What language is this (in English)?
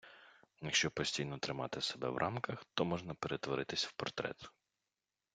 Ukrainian